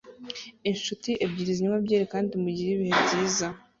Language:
Kinyarwanda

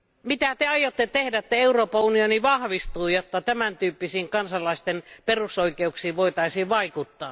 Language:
Finnish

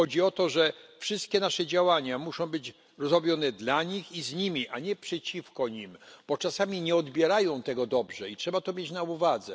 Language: Polish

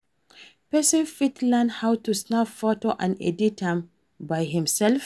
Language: Nigerian Pidgin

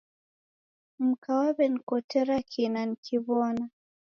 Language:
Taita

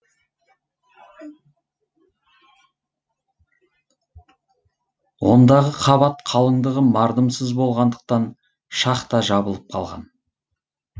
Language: Kazakh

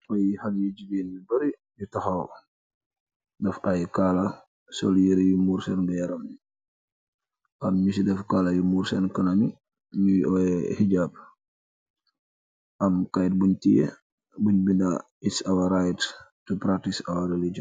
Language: Wolof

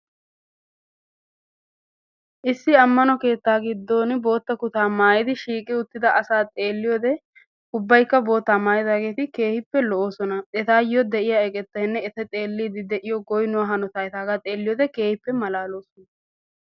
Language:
Wolaytta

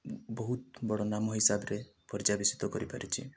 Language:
Odia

